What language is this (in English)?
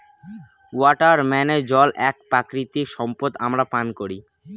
Bangla